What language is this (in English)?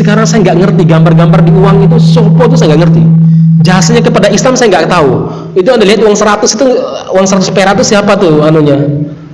Indonesian